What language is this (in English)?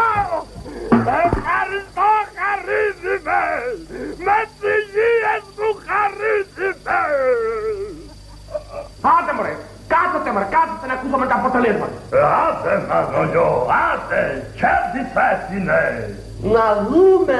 Greek